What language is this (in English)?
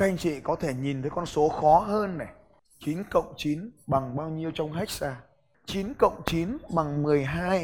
Vietnamese